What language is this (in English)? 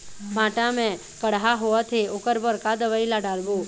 Chhattisgarhi